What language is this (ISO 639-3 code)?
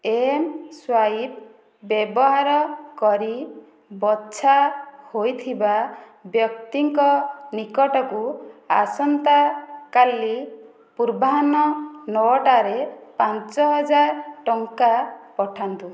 ori